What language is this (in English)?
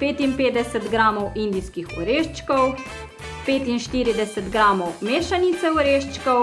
Slovenian